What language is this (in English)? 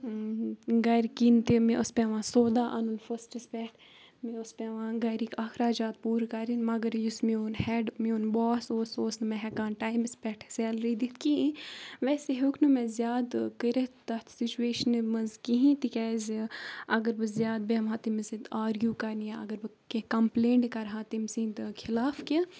Kashmiri